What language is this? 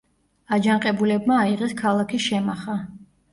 Georgian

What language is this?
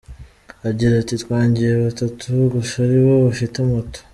Kinyarwanda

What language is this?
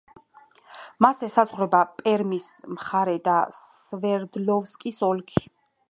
Georgian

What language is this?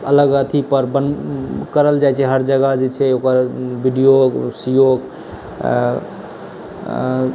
Maithili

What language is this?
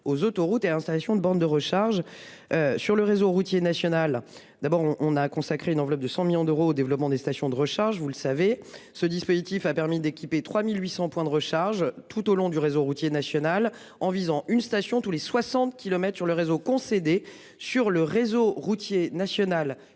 French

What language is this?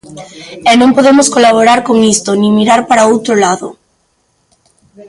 Galician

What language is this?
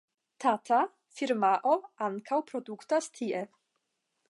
Esperanto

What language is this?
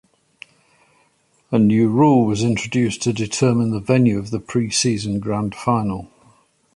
English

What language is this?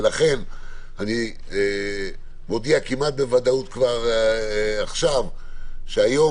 Hebrew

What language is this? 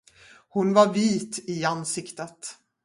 Swedish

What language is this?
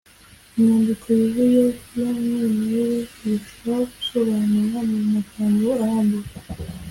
Kinyarwanda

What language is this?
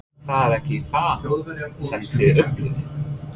Icelandic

